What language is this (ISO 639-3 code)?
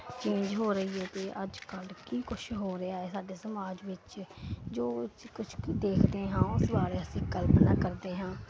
pan